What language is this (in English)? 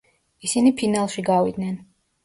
Georgian